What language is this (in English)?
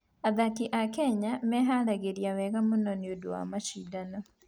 Kikuyu